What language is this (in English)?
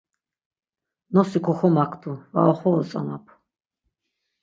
Laz